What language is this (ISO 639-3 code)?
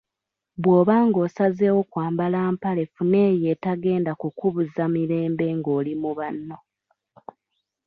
lug